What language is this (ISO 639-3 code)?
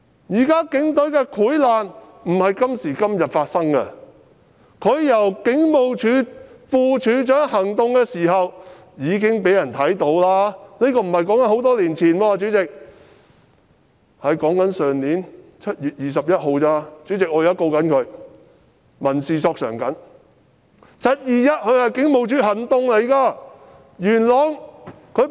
yue